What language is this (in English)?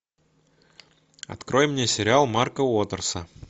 Russian